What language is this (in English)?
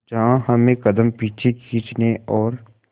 Hindi